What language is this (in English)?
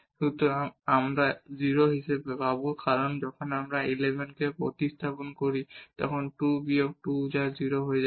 Bangla